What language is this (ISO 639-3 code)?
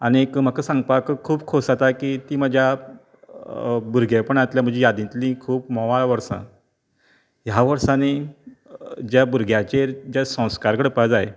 kok